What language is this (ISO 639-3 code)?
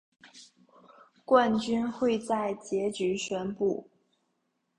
zho